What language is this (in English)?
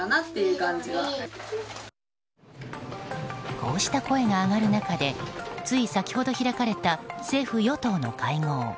Japanese